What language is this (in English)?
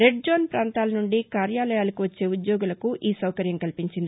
Telugu